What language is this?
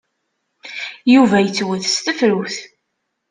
Kabyle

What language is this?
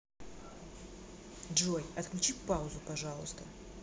Russian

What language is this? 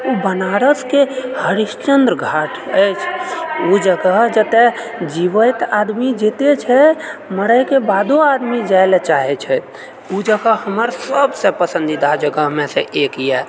Maithili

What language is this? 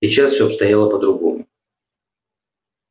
Russian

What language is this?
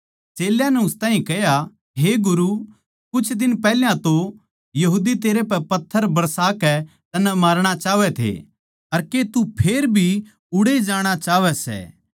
Haryanvi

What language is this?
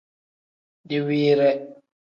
Tem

